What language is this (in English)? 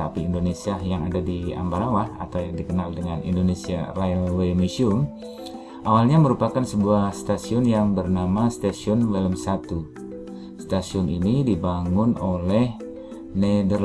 Indonesian